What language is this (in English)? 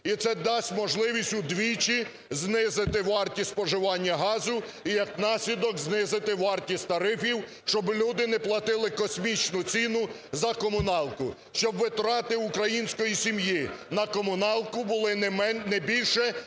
Ukrainian